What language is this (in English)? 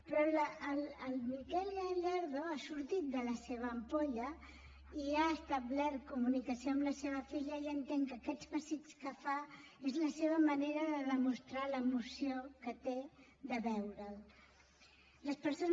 Catalan